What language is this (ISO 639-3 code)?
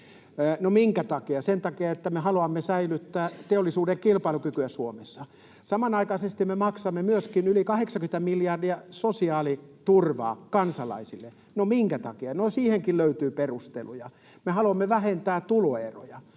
fin